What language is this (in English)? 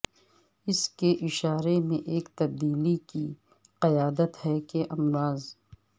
Urdu